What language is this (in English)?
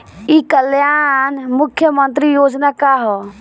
Bhojpuri